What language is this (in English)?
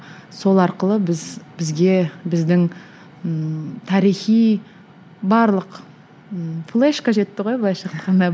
Kazakh